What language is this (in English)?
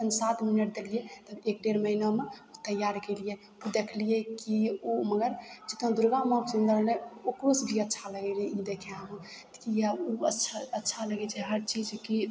Maithili